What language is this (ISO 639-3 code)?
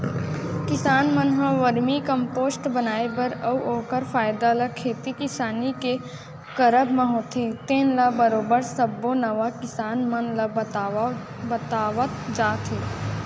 hne